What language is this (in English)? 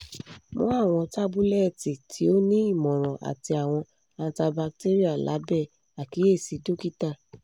Yoruba